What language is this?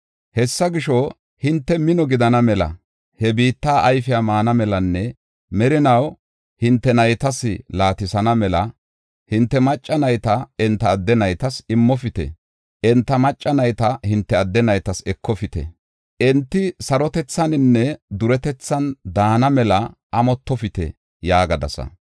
Gofa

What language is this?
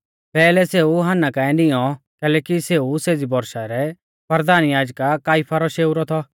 Mahasu Pahari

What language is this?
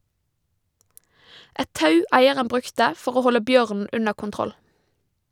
Norwegian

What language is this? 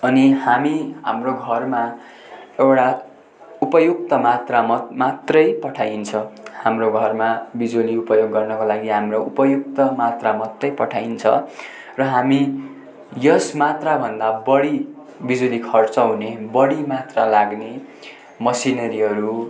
Nepali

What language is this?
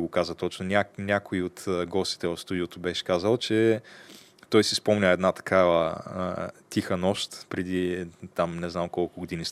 Bulgarian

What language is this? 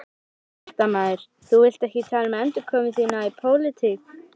Icelandic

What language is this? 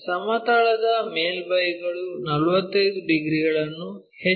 Kannada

